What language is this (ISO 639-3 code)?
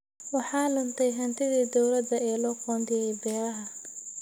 som